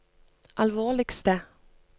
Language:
Norwegian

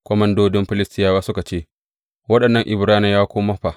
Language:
Hausa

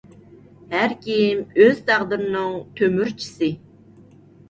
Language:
Uyghur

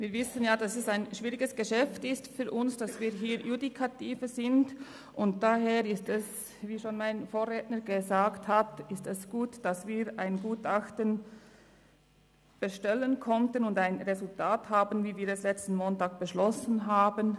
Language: Swiss German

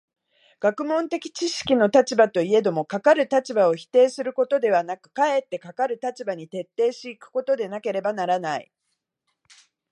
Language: Japanese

